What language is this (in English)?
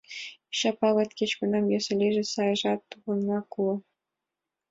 Mari